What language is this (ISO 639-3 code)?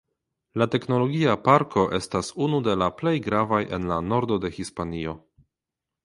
epo